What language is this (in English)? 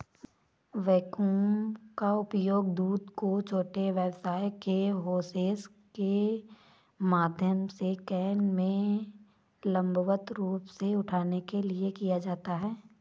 Hindi